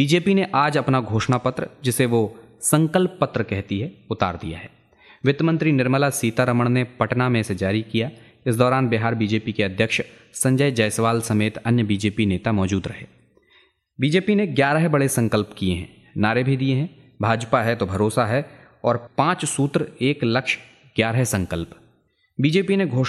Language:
Hindi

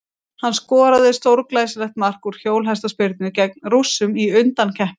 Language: Icelandic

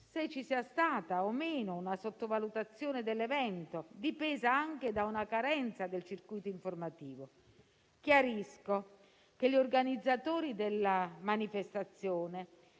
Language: Italian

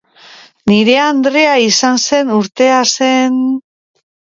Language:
Basque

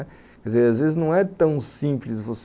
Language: Portuguese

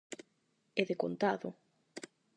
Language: Galician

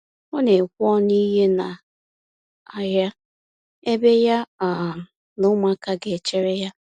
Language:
Igbo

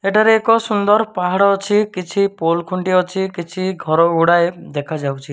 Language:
Odia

